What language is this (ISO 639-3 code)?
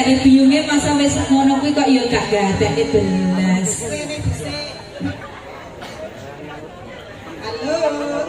ind